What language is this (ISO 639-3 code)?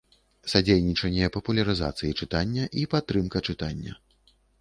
bel